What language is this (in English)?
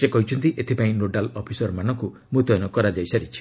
Odia